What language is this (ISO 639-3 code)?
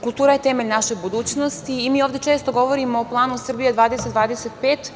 srp